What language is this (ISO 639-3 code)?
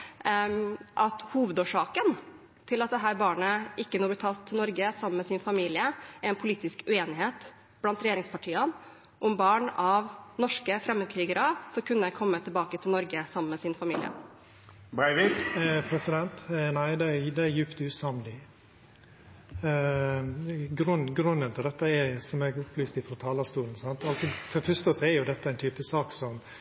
nor